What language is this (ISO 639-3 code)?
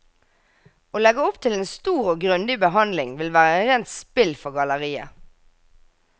nor